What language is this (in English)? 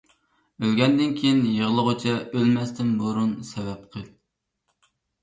Uyghur